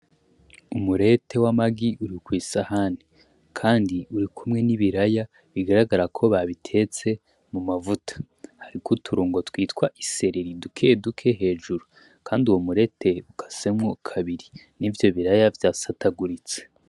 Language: Rundi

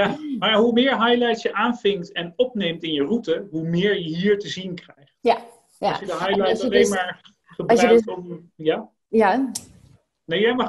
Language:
Dutch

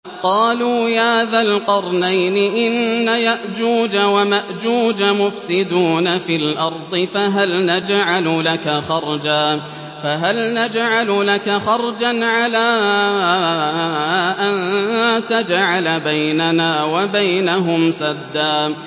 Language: Arabic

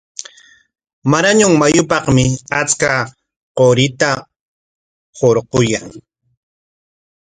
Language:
Corongo Ancash Quechua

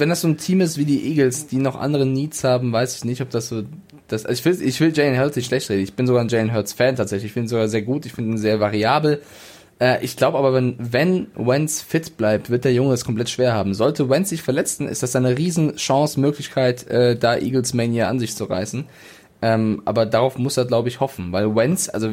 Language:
German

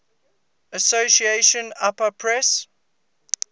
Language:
English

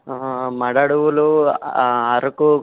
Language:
Telugu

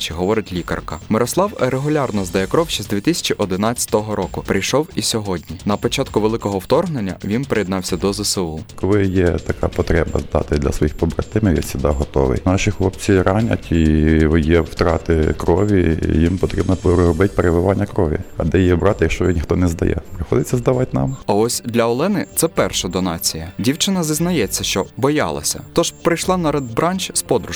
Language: Ukrainian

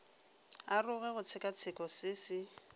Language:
Northern Sotho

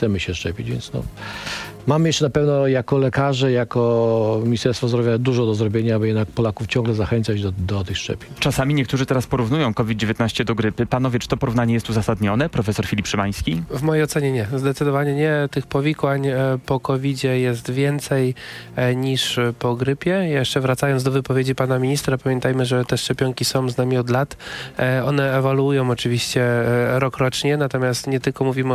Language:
Polish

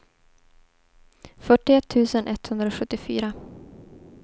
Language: Swedish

